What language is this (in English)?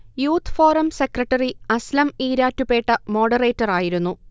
Malayalam